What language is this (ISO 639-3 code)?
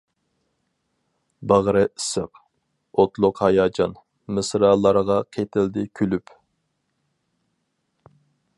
uig